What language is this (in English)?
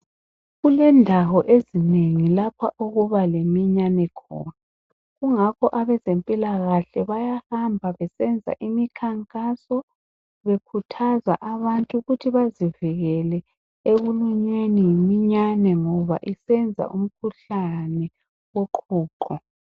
North Ndebele